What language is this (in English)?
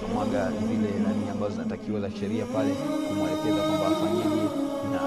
Swahili